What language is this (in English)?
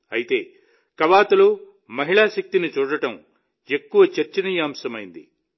Telugu